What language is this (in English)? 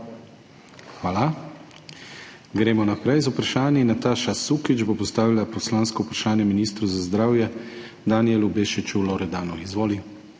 Slovenian